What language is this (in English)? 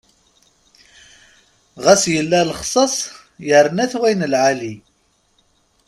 Kabyle